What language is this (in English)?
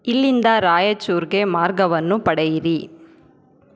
Kannada